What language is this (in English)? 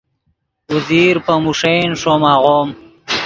Yidgha